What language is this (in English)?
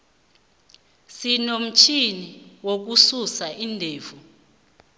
South Ndebele